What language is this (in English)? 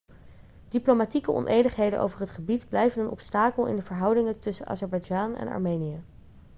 Dutch